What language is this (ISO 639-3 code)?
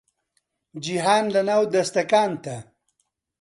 ckb